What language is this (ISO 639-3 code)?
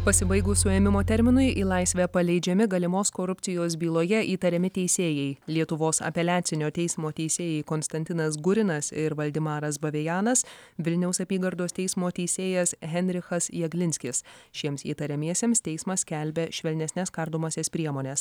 lit